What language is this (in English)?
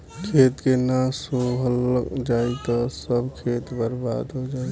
Bhojpuri